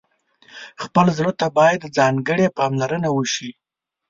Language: Pashto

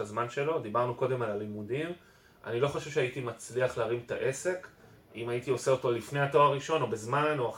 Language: Hebrew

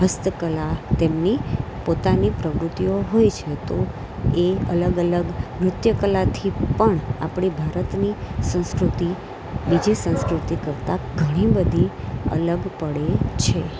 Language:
Gujarati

